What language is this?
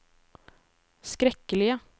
Norwegian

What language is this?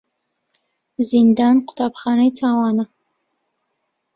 Central Kurdish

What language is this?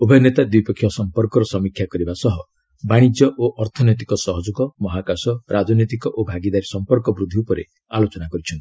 Odia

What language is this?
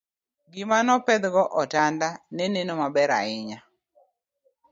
Luo (Kenya and Tanzania)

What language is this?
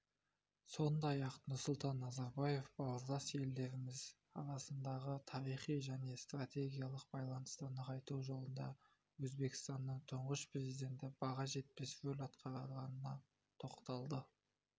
Kazakh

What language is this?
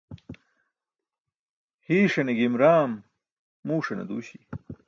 Burushaski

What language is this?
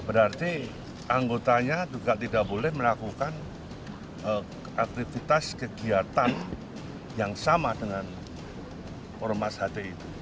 Indonesian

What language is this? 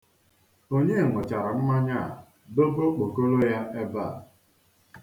Igbo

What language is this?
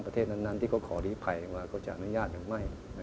Thai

